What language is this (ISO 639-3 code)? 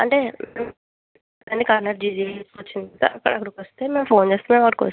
tel